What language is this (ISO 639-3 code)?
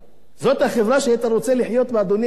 heb